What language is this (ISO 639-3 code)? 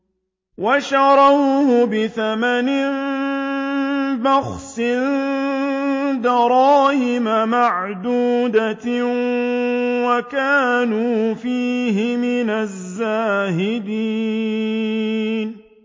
ara